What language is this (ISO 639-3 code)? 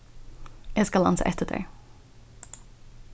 fao